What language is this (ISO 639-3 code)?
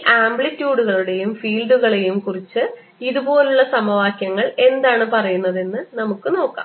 mal